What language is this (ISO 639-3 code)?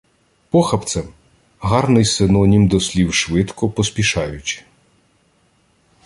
ukr